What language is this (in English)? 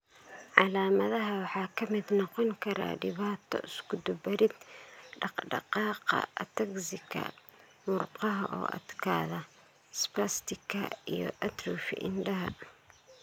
Somali